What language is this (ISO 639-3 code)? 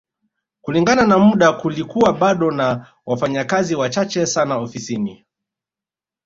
swa